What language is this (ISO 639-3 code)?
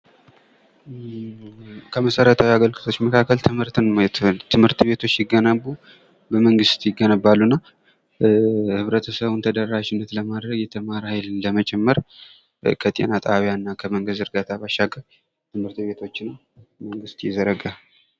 amh